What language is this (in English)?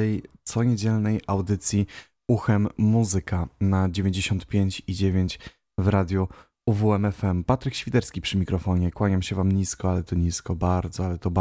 Polish